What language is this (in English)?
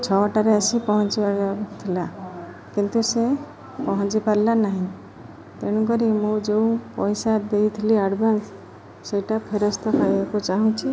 Odia